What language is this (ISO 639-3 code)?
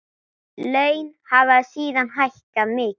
isl